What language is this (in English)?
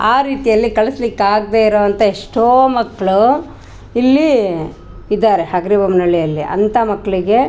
Kannada